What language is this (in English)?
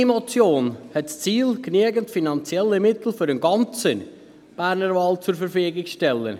Swiss German